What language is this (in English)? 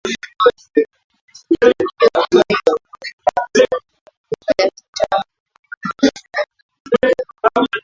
Swahili